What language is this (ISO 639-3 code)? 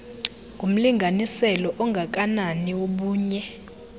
xho